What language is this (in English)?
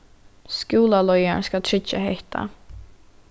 Faroese